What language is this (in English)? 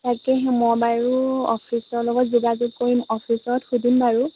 Assamese